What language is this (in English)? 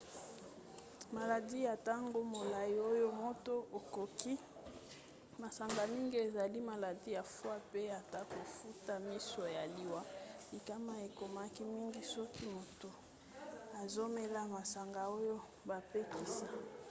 Lingala